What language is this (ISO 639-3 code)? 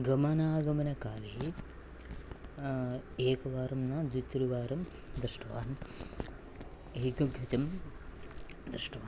san